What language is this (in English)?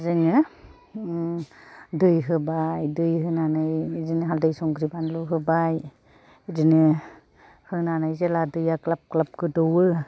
Bodo